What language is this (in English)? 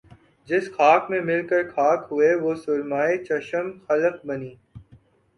Urdu